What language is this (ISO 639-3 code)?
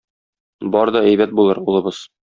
tat